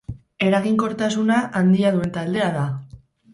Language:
Basque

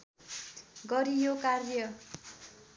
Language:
Nepali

